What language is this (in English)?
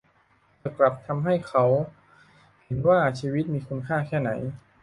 Thai